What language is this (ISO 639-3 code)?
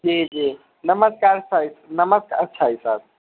mai